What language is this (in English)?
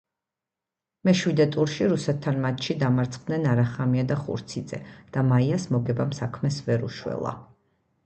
Georgian